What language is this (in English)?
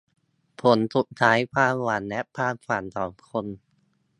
Thai